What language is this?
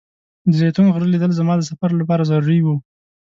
Pashto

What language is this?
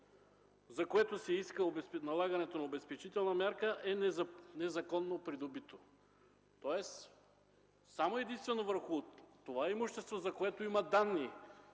Bulgarian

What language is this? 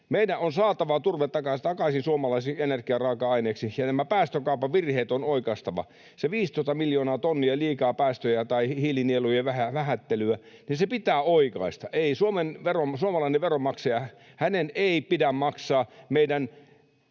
Finnish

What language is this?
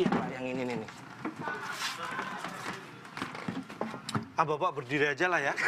Indonesian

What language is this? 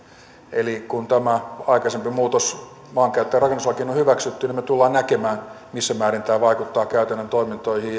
Finnish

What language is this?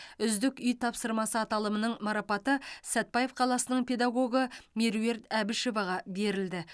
Kazakh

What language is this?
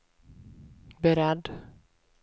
Swedish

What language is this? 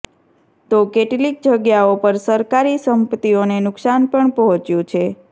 Gujarati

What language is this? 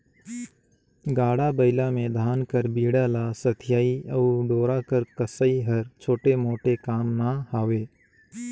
Chhattisgarhi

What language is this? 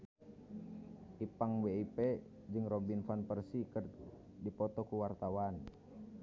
Sundanese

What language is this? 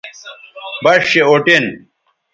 Bateri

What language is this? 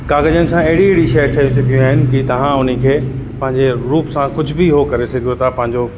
Sindhi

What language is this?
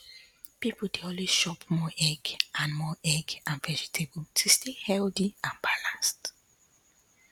Nigerian Pidgin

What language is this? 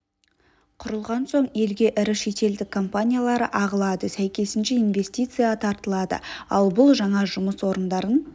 Kazakh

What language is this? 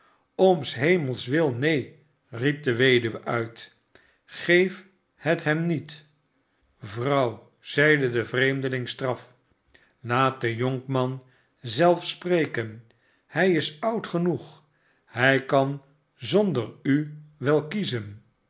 Dutch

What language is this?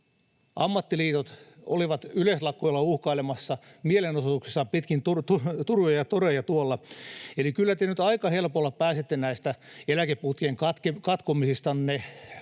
Finnish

